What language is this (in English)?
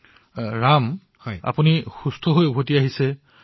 Assamese